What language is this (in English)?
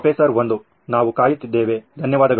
Kannada